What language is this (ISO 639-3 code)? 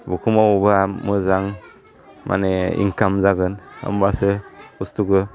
brx